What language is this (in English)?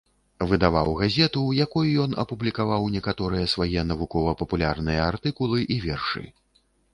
Belarusian